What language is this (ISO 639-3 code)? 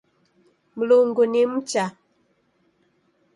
dav